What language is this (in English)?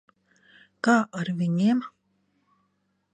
Latvian